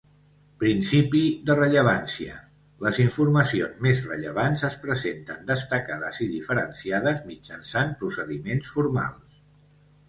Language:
Catalan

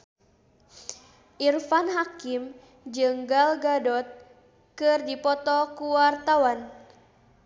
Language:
Sundanese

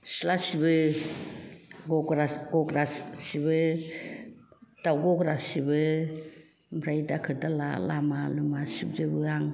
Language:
Bodo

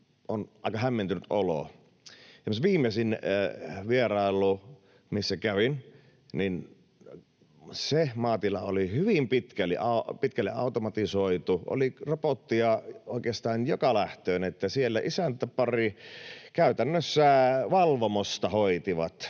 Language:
Finnish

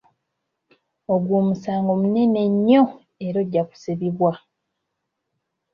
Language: Ganda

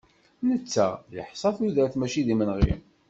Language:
Kabyle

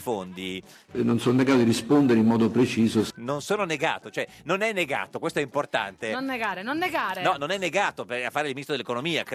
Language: Italian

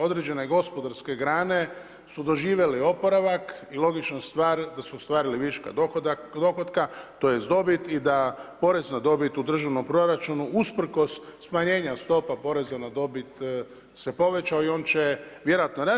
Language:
Croatian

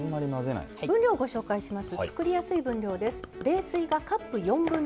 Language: Japanese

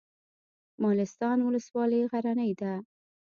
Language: Pashto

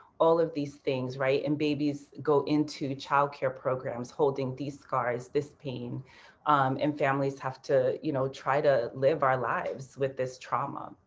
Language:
English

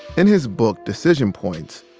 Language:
English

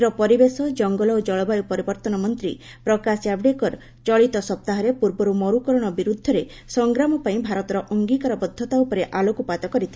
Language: Odia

